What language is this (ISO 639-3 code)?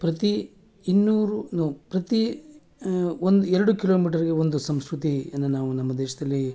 kan